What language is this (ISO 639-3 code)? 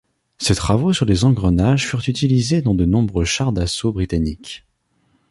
fra